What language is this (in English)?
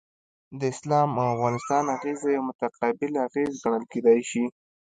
Pashto